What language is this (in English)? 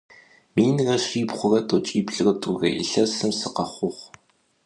Adyghe